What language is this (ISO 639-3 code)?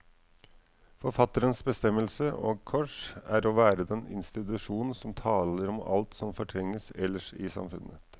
nor